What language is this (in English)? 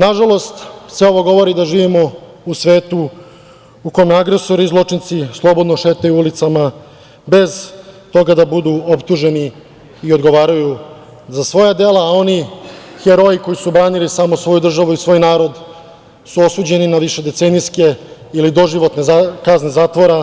Serbian